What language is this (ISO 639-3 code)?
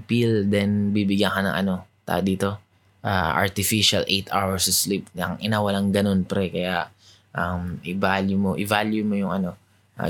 fil